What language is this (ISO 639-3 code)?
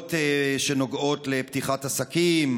heb